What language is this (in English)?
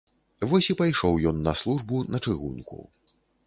Belarusian